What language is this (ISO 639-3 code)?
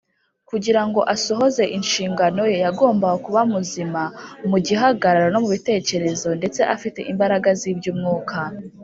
kin